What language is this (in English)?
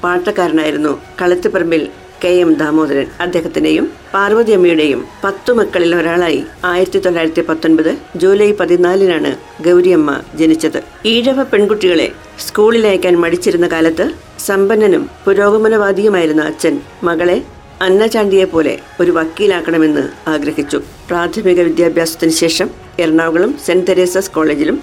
Malayalam